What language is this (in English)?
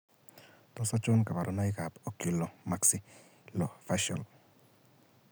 Kalenjin